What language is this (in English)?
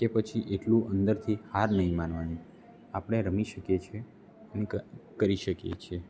Gujarati